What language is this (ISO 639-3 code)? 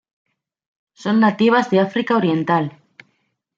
spa